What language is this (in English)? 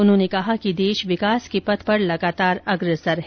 Hindi